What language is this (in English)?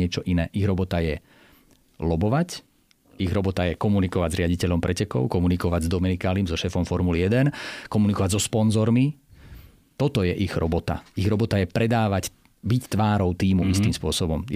Slovak